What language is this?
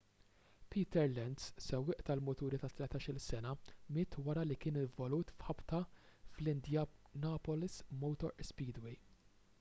Maltese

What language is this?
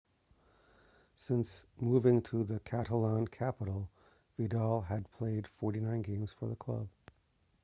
English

